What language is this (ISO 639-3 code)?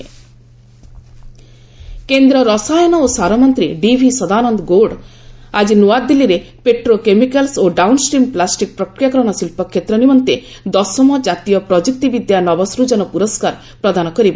ori